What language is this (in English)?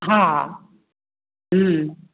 Maithili